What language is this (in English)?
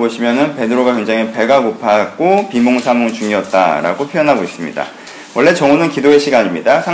Korean